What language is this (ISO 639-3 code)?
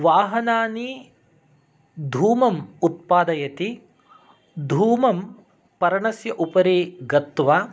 san